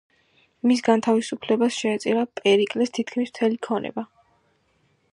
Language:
Georgian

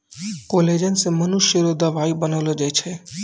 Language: Maithili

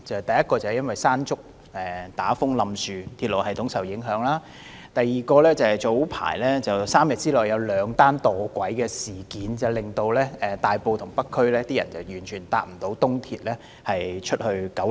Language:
Cantonese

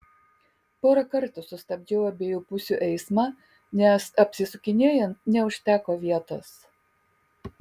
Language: Lithuanian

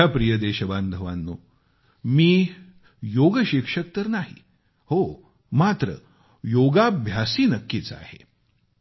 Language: Marathi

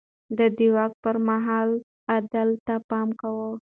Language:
Pashto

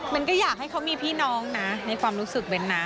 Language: Thai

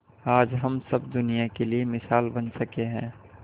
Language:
Hindi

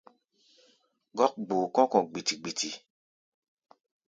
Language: Gbaya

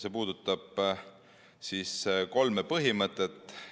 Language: Estonian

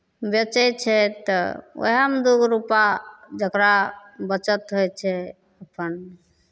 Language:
Maithili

